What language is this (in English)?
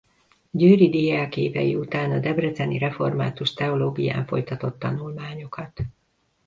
Hungarian